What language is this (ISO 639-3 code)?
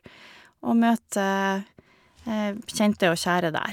nor